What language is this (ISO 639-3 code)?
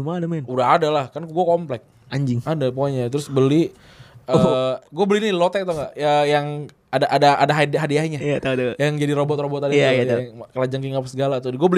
ind